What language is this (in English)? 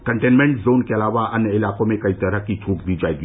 Hindi